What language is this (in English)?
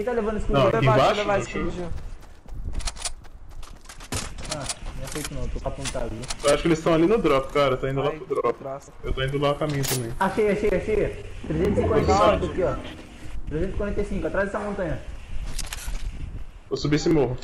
Portuguese